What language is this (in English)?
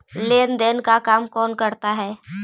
Magahi